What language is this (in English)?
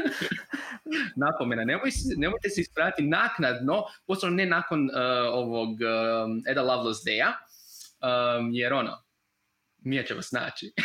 Croatian